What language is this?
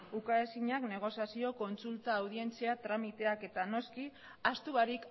Basque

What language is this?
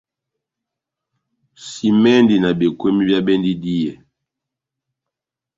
Batanga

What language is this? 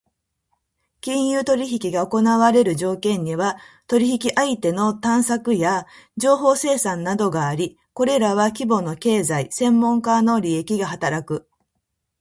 Japanese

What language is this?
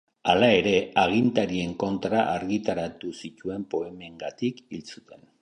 Basque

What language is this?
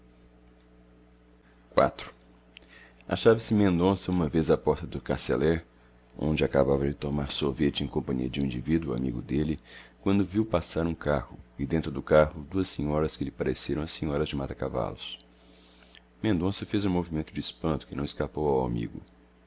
Portuguese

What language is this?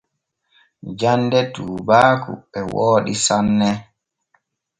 Borgu Fulfulde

